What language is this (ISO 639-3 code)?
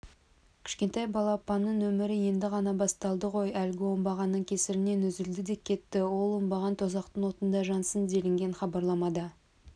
kaz